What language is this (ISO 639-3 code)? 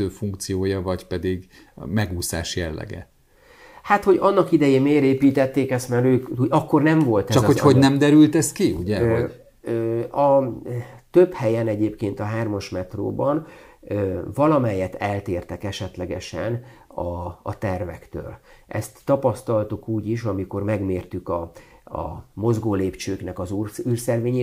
hun